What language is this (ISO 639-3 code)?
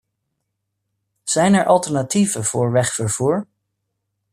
nld